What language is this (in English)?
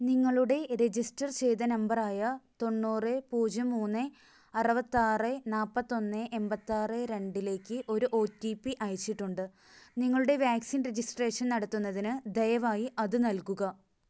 Malayalam